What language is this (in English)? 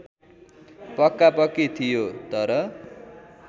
Nepali